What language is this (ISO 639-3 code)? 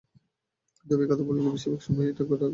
ben